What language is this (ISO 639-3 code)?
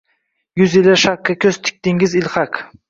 uzb